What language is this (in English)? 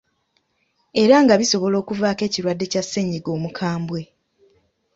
Ganda